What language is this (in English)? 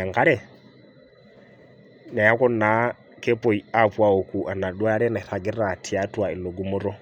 Masai